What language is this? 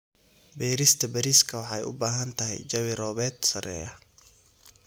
Somali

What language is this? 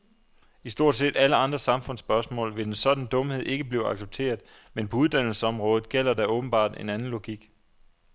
Danish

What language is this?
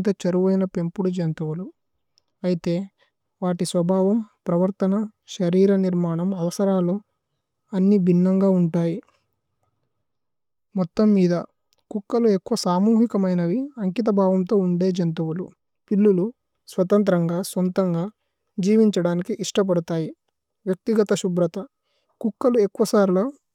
Tulu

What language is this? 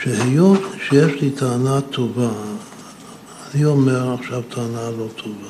Hebrew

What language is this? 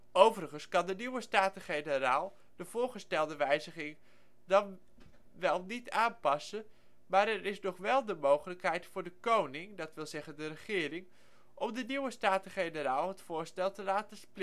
Dutch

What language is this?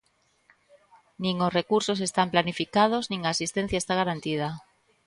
Galician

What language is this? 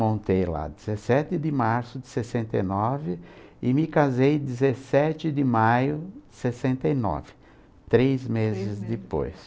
Portuguese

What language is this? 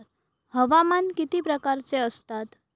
Marathi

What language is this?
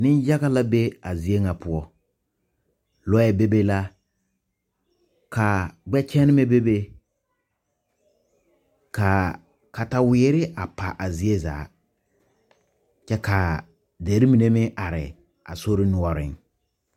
Southern Dagaare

